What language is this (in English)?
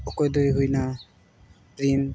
Santali